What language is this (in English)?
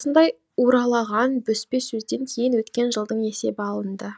Kazakh